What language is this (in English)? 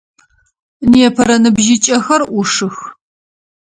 Adyghe